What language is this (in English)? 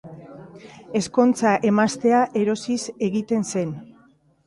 Basque